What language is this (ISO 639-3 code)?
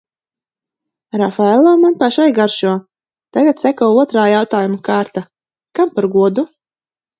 lav